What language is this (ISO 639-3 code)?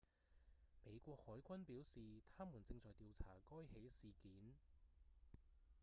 yue